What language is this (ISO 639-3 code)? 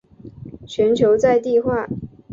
zho